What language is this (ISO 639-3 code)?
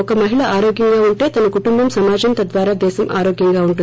tel